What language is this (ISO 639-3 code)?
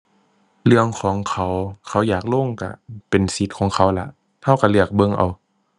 tha